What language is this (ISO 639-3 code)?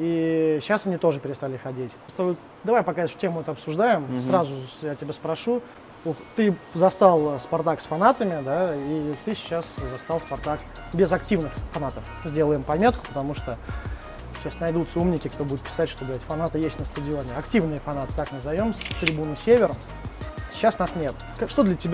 rus